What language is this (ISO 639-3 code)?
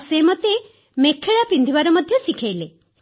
ori